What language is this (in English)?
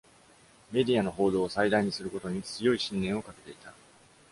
Japanese